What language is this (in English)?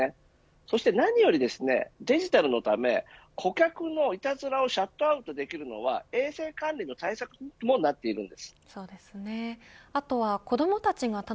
Japanese